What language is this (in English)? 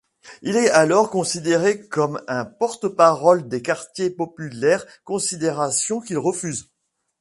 French